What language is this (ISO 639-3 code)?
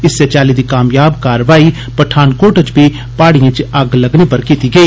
doi